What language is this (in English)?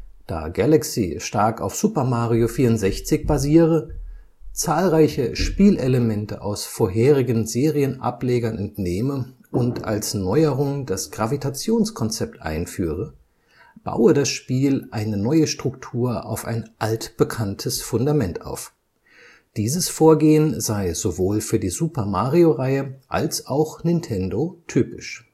German